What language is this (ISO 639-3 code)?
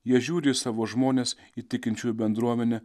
lit